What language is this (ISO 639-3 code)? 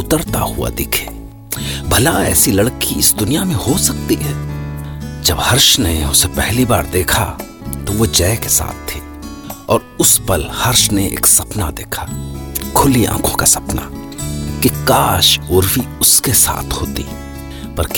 hin